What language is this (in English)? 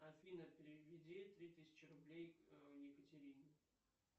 Russian